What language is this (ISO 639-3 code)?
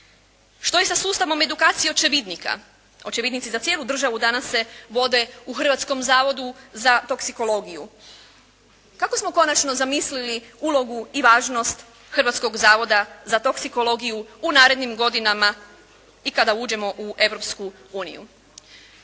hrv